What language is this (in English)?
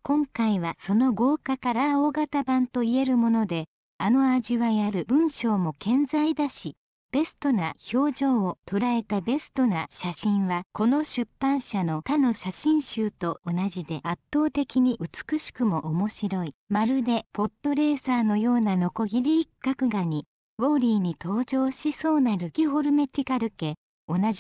Japanese